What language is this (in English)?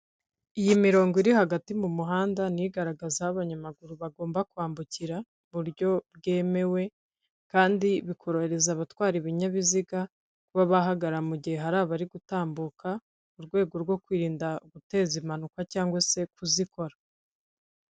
Kinyarwanda